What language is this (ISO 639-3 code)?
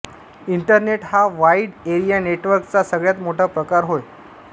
mar